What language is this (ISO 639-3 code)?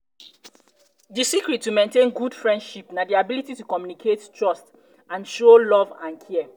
pcm